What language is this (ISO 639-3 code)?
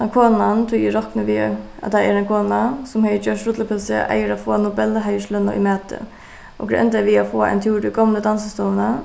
fao